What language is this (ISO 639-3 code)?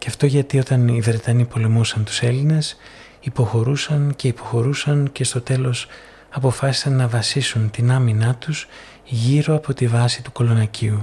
ell